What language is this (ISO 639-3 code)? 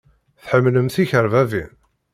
kab